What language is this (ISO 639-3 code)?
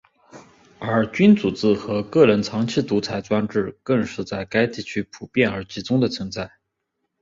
zho